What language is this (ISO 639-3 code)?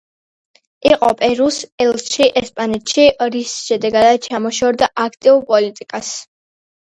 kat